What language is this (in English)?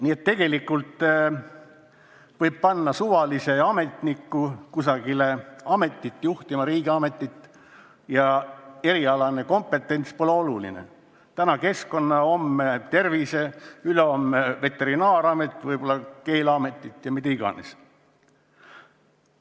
Estonian